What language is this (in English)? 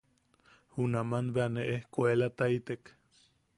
Yaqui